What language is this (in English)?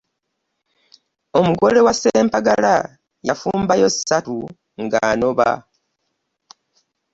Ganda